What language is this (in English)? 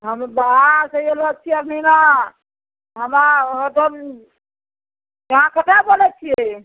Maithili